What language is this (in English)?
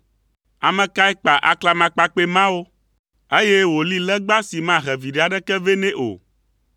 Ewe